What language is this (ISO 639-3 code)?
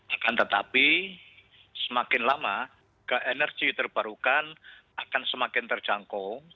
ind